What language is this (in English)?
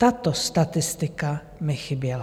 Czech